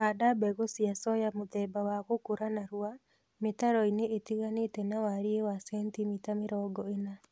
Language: Kikuyu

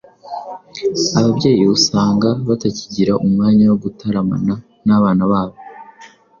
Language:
Kinyarwanda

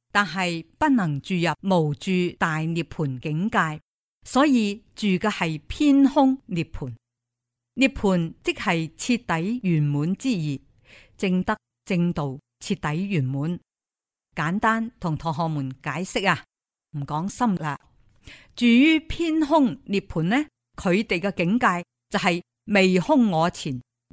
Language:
Chinese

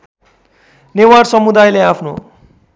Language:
Nepali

